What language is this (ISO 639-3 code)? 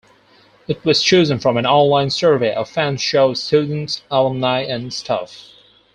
eng